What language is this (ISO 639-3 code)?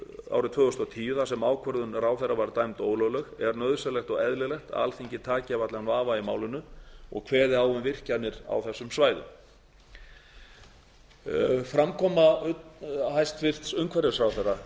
isl